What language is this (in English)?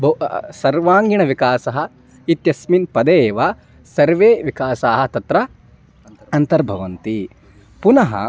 Sanskrit